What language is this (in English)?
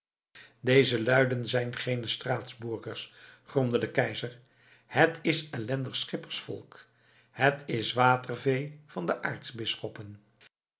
Dutch